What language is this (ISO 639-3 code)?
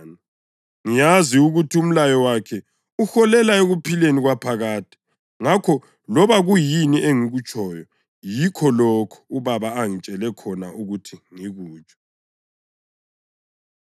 nde